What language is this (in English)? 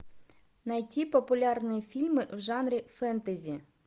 Russian